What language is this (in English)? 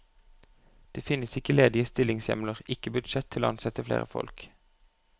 Norwegian